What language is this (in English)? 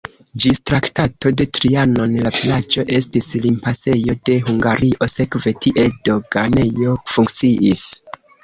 Esperanto